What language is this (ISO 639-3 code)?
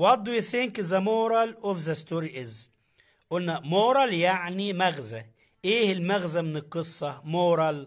ara